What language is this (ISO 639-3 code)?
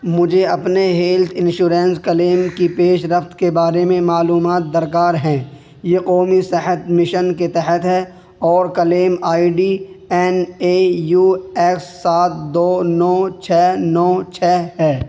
urd